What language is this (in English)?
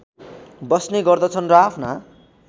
Nepali